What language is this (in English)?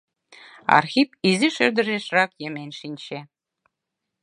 Mari